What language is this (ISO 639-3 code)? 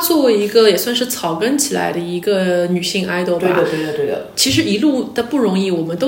zho